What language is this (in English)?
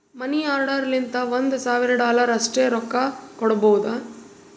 Kannada